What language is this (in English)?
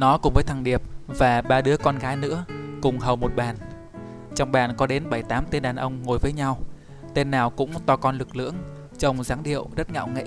Vietnamese